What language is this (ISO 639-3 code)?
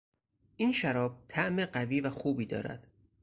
fas